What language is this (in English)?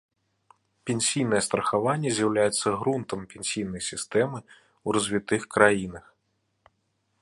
Belarusian